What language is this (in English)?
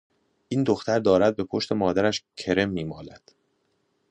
Persian